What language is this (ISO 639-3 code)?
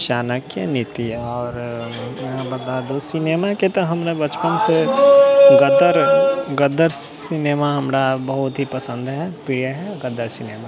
mai